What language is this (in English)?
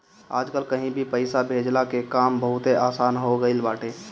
Bhojpuri